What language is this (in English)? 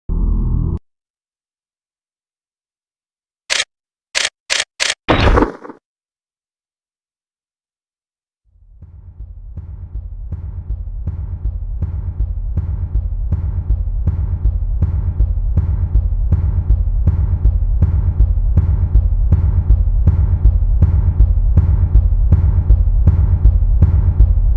English